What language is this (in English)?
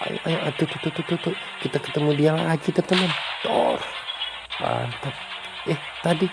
Indonesian